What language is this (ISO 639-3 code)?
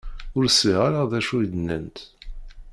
kab